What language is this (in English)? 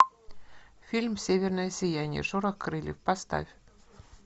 Russian